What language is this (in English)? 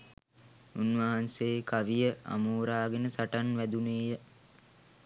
Sinhala